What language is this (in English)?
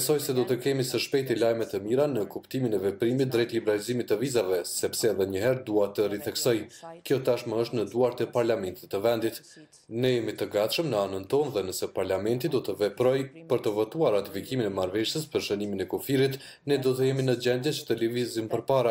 Lithuanian